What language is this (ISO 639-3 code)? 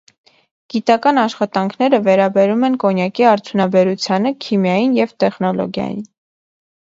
hye